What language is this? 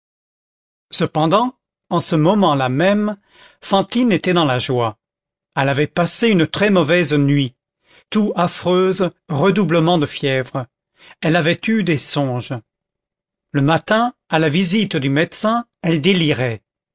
French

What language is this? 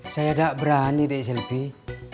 Indonesian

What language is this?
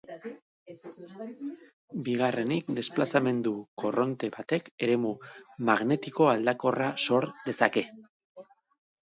Basque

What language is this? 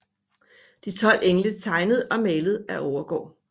Danish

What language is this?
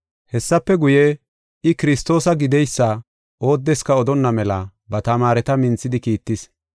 Gofa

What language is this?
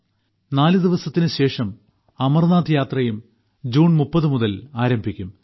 Malayalam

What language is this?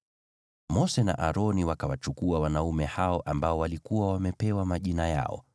Swahili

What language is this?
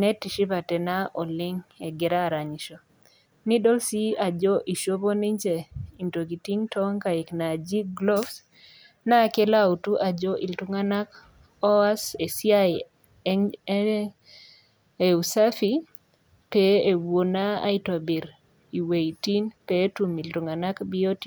Masai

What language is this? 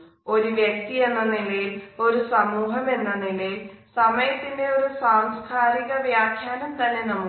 Malayalam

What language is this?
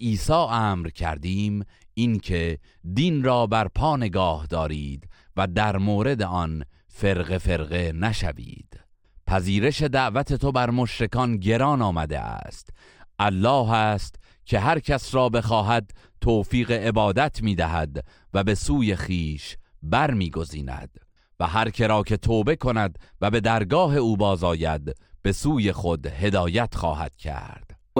Persian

